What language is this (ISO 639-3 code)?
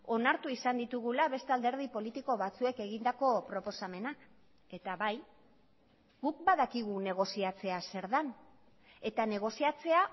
eus